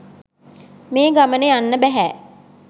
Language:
Sinhala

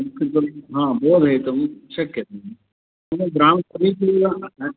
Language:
Sanskrit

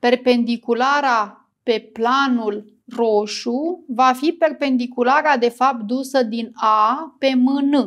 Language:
Romanian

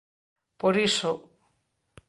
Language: Galician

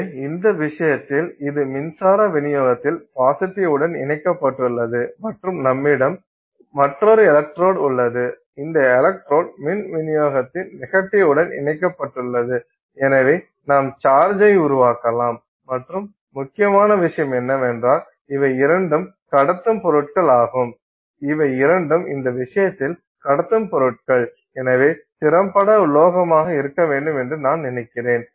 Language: Tamil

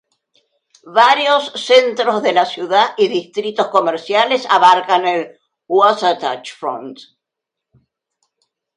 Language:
Spanish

